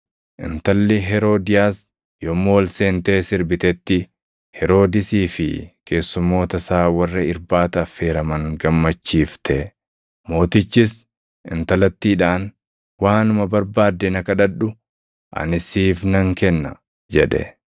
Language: Oromo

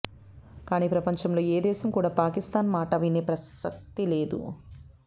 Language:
Telugu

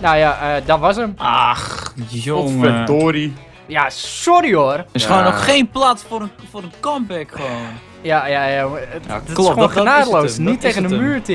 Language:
Dutch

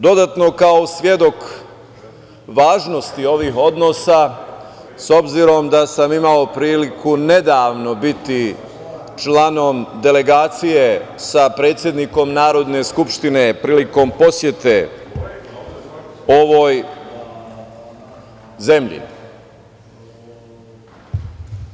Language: Serbian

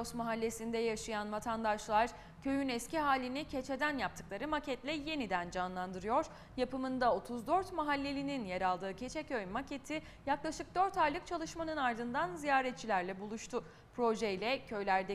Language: Turkish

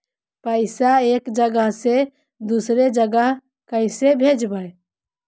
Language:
Magahi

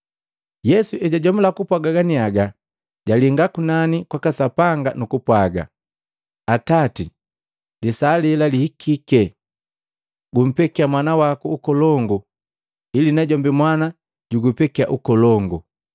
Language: Matengo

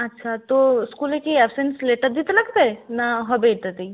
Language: Bangla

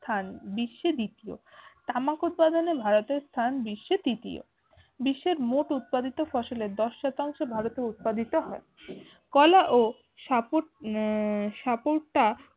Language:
Bangla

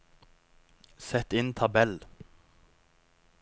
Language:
Norwegian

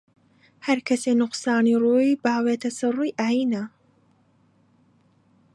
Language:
Central Kurdish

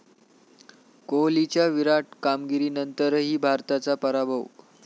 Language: Marathi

